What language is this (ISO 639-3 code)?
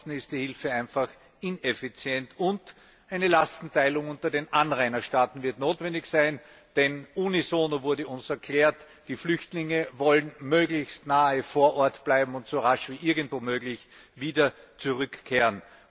deu